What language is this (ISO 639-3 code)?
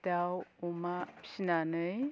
brx